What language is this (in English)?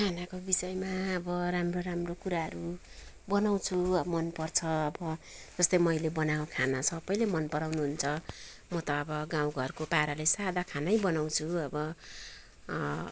Nepali